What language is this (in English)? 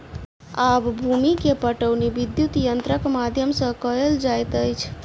Maithili